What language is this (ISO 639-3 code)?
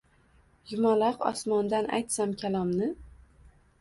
uzb